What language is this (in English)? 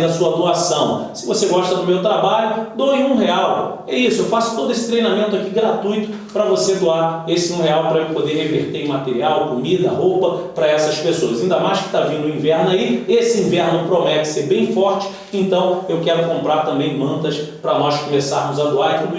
Portuguese